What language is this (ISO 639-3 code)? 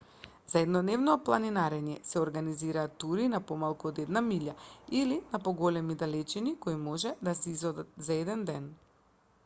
mkd